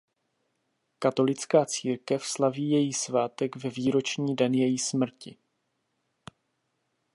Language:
Czech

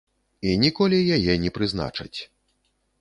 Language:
Belarusian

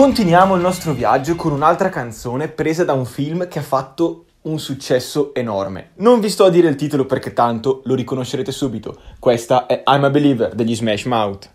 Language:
Italian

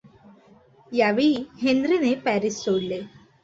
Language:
Marathi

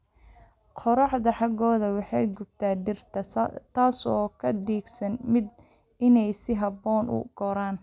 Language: Somali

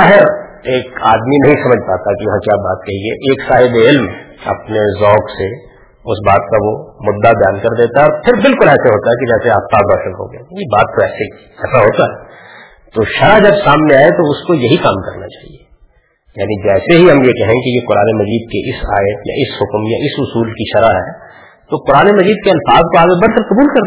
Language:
Urdu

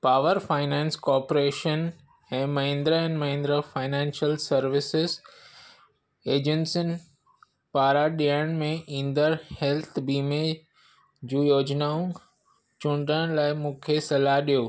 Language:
Sindhi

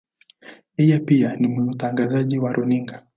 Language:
Swahili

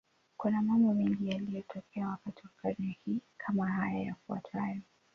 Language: Swahili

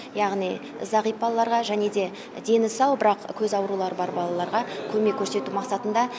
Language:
Kazakh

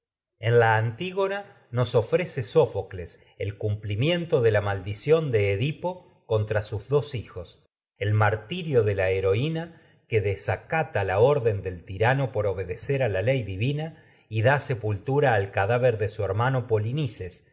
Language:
Spanish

